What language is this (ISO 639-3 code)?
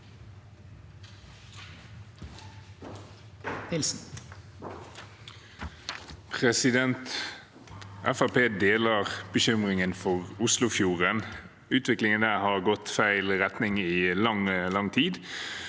nor